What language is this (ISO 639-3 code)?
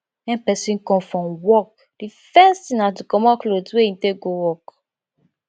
pcm